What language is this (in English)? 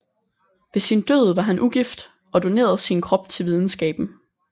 Danish